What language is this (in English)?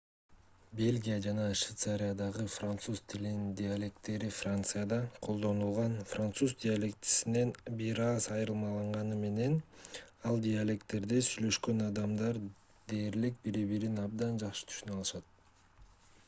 Kyrgyz